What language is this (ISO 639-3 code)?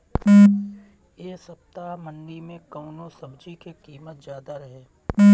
bho